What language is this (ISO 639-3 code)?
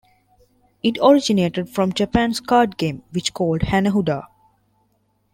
eng